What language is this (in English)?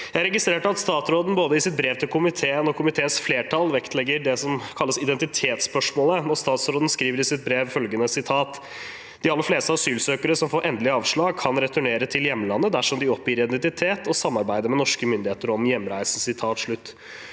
Norwegian